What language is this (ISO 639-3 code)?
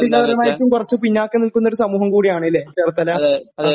mal